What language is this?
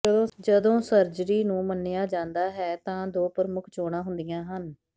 Punjabi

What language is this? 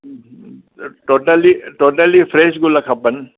Sindhi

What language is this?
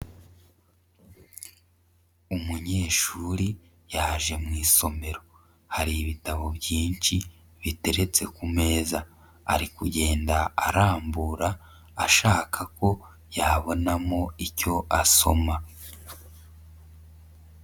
Kinyarwanda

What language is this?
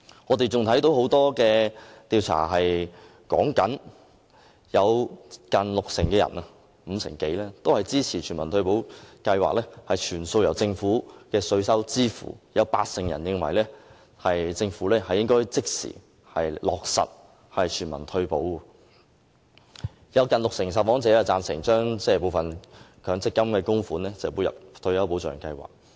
Cantonese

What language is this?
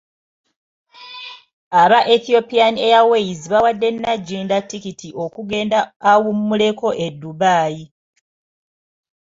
Ganda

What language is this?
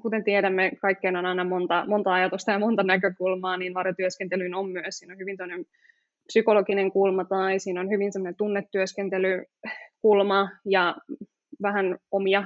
Finnish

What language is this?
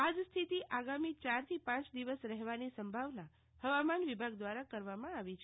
Gujarati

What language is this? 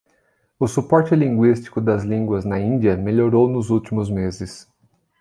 Portuguese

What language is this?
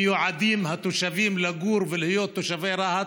Hebrew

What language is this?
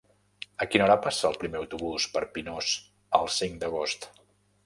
Catalan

